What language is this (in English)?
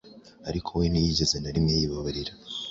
Kinyarwanda